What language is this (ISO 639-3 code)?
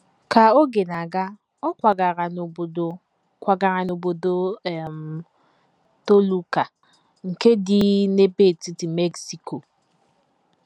ibo